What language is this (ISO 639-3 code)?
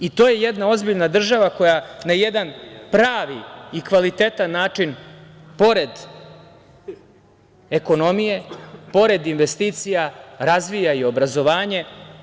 srp